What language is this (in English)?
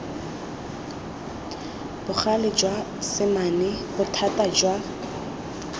Tswana